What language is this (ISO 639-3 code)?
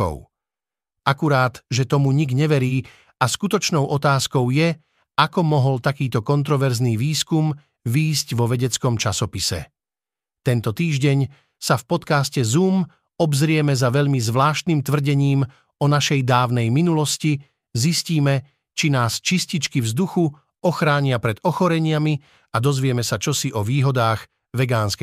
slk